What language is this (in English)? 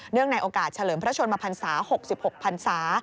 Thai